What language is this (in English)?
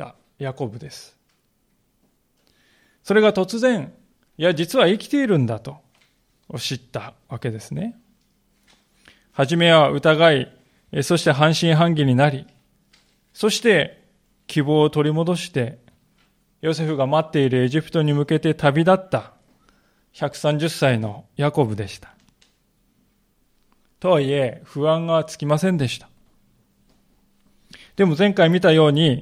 Japanese